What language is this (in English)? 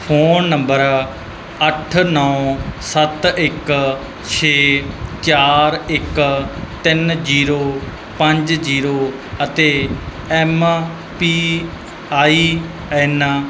Punjabi